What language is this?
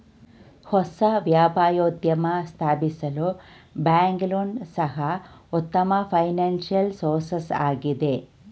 Kannada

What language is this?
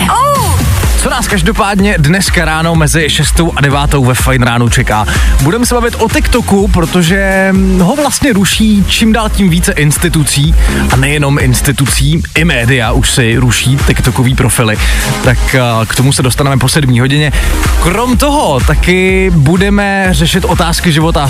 Czech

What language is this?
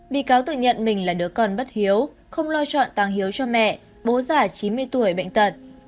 Vietnamese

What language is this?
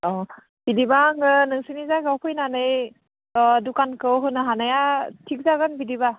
Bodo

